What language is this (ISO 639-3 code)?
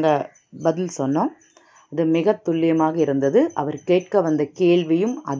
tha